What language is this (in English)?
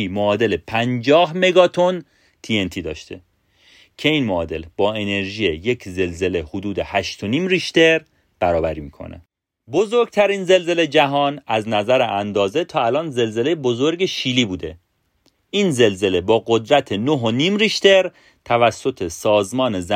Persian